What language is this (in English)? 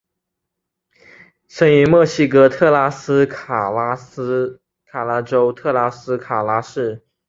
Chinese